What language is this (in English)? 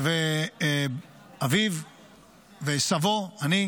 Hebrew